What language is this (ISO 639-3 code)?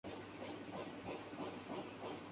urd